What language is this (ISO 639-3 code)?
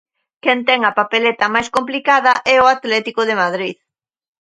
glg